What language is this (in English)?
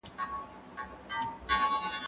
Pashto